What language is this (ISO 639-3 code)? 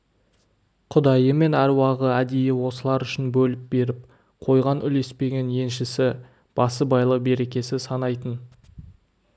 kaz